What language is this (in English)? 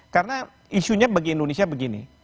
Indonesian